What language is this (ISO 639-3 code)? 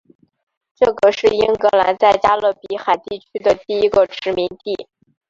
zho